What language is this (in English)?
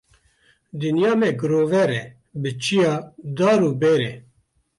Kurdish